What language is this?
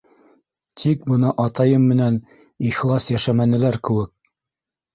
Bashkir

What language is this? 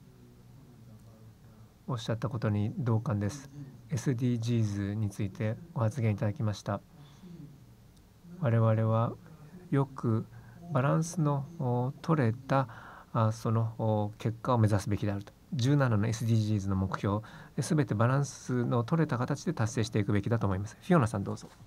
Japanese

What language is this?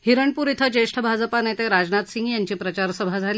Marathi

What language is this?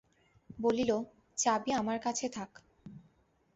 Bangla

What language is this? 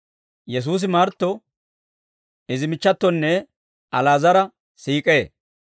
Dawro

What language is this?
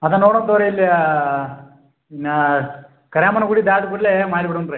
Kannada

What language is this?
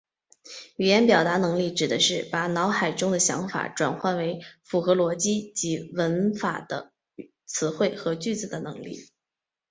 Chinese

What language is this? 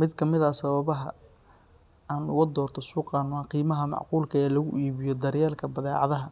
Somali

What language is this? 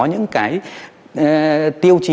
Vietnamese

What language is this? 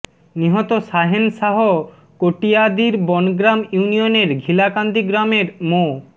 Bangla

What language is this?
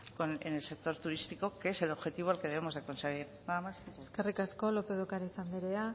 Spanish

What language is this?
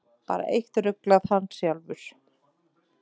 Icelandic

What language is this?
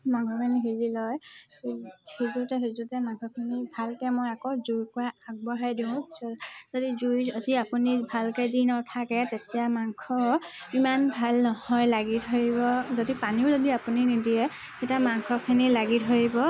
Assamese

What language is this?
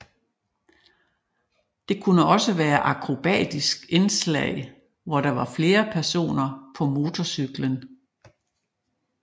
Danish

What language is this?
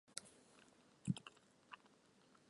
Chinese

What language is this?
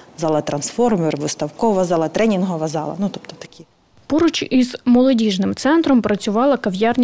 Ukrainian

